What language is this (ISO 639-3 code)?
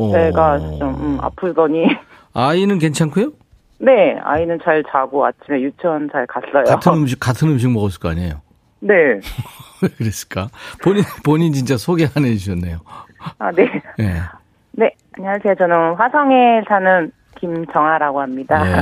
kor